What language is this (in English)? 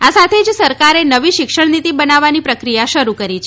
Gujarati